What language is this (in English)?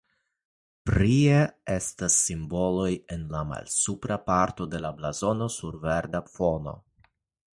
Esperanto